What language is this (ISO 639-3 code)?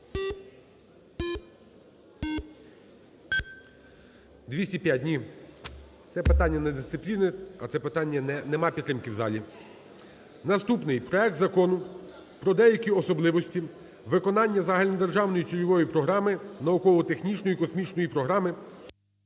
ukr